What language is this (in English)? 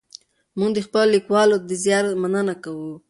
Pashto